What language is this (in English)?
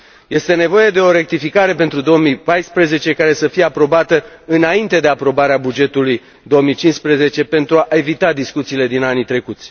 Romanian